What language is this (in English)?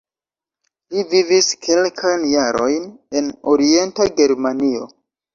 Esperanto